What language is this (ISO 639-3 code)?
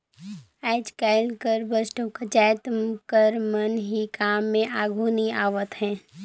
hne